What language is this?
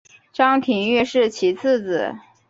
Chinese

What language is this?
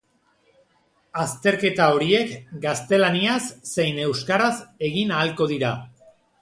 Basque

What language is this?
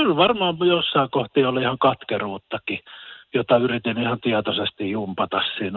Finnish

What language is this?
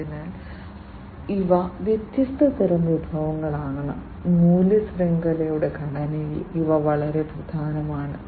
Malayalam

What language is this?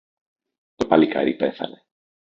Greek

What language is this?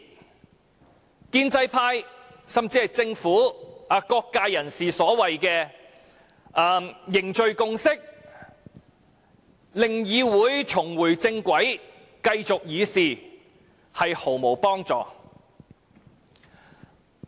Cantonese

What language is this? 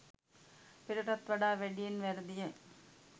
Sinhala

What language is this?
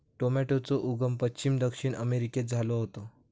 Marathi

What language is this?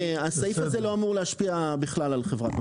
Hebrew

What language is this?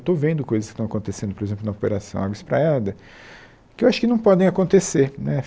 Portuguese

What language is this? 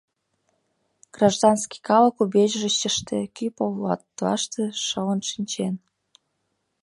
Mari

